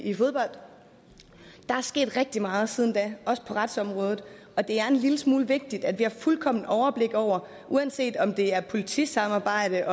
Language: Danish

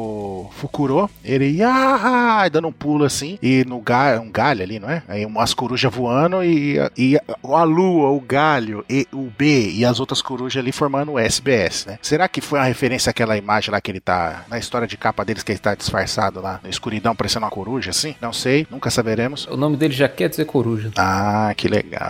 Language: Portuguese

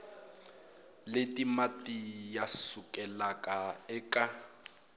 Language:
Tsonga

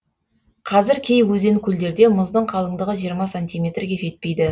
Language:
Kazakh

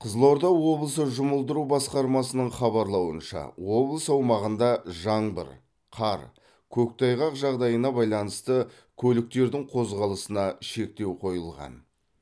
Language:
Kazakh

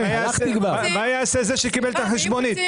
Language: Hebrew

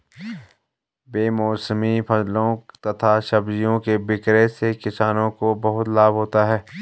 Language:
Hindi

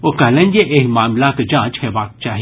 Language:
Maithili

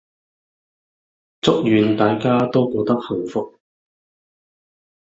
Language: Cantonese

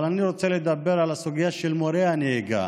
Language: Hebrew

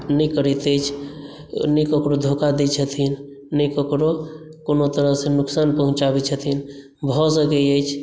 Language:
Maithili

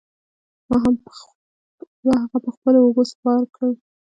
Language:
Pashto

